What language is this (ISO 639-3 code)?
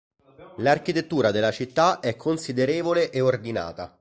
ita